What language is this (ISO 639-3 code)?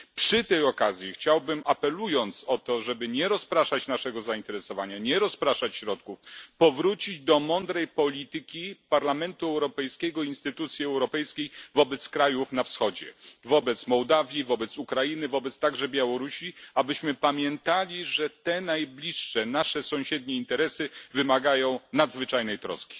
pol